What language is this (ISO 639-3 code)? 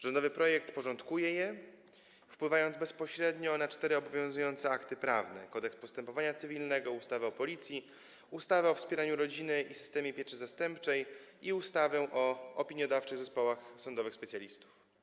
pol